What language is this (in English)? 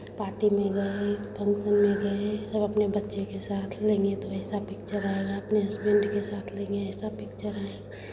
Hindi